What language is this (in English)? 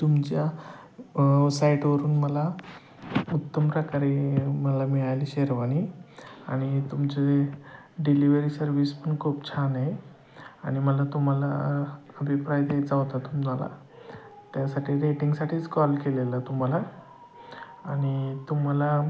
Marathi